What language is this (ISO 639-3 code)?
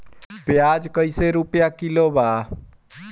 bho